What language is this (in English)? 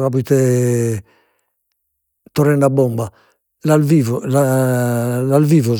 Sardinian